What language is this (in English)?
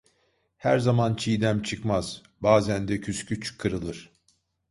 Turkish